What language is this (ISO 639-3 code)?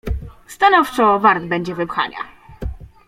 pol